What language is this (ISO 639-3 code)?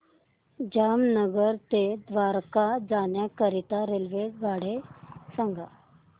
mar